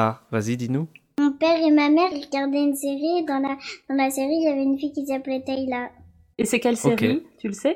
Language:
French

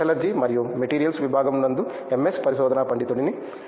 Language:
Telugu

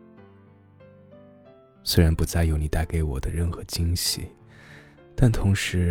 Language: Chinese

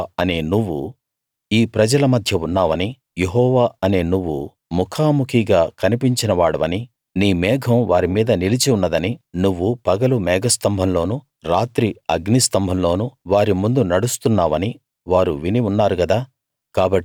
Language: Telugu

